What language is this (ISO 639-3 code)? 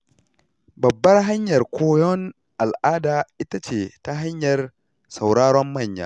hau